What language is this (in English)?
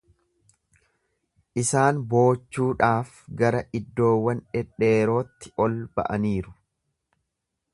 Oromo